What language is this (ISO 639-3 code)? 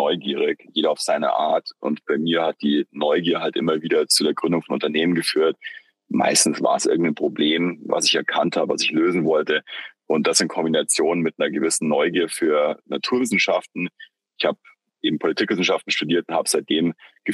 deu